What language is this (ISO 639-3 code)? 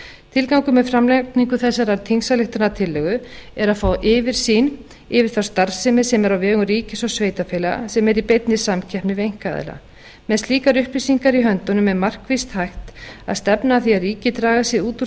isl